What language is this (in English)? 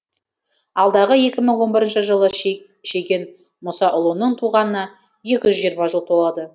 Kazakh